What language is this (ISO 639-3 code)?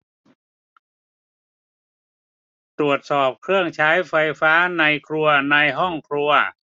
tha